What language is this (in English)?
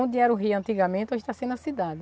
Portuguese